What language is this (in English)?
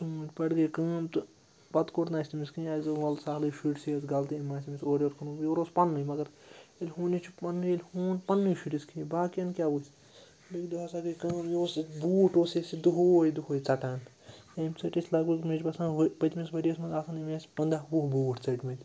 Kashmiri